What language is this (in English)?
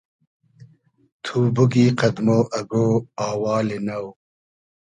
Hazaragi